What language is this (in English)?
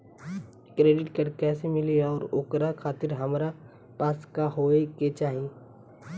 Bhojpuri